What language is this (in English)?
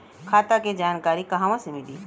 Bhojpuri